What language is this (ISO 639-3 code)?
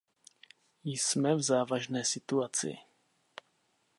ces